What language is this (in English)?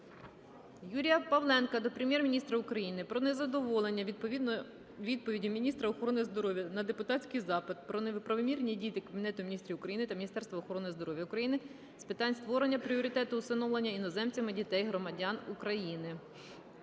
Ukrainian